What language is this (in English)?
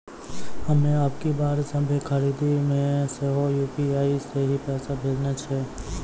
Maithili